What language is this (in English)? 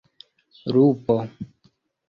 Esperanto